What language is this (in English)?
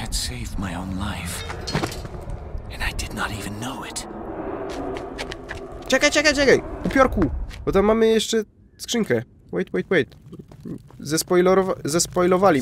Polish